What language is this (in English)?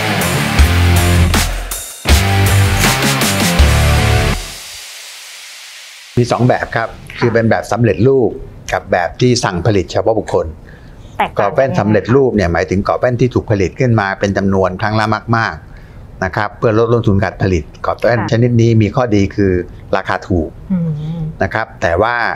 Thai